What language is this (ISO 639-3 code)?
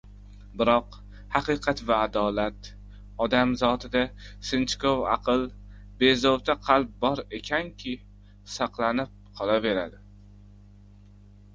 uzb